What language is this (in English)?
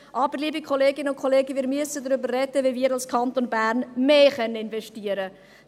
Swiss German